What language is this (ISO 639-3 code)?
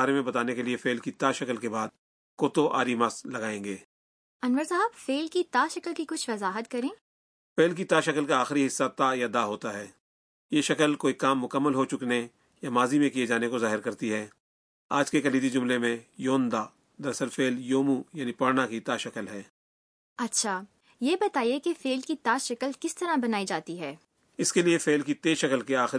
urd